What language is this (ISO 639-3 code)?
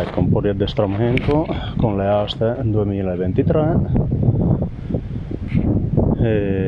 ita